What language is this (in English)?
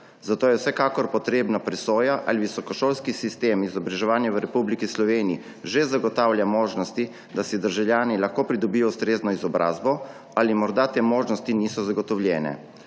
Slovenian